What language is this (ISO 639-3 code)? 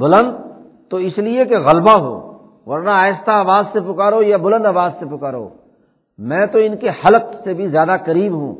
urd